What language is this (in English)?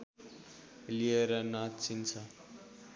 Nepali